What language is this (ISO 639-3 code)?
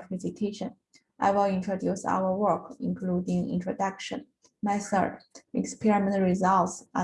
eng